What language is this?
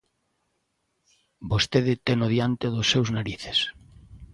Galician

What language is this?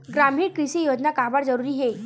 Chhattisgarhi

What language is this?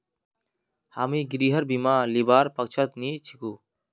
Magahi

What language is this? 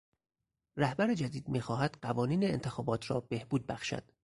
Persian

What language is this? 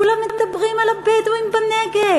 Hebrew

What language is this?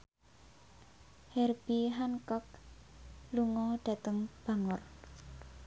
Javanese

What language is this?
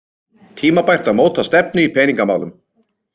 Icelandic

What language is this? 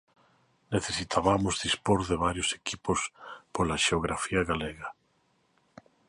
Galician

